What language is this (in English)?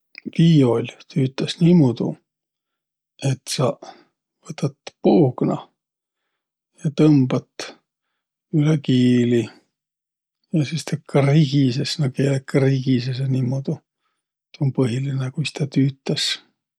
Võro